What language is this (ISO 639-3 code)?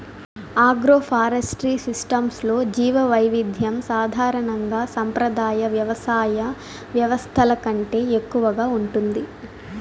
tel